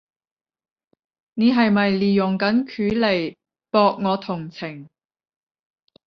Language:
Cantonese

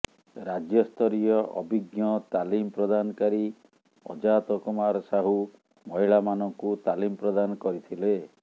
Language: Odia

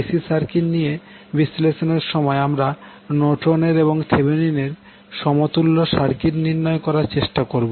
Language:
Bangla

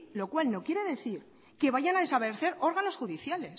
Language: Spanish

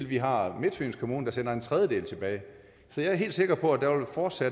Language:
Danish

